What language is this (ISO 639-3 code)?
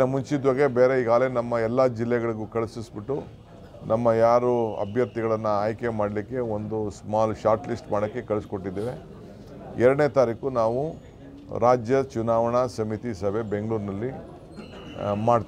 ara